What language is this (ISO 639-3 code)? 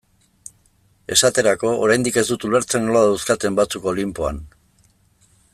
eus